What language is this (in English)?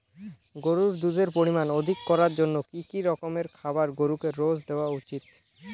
Bangla